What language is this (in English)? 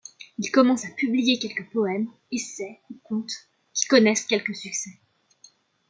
French